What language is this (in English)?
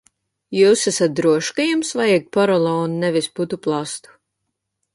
Latvian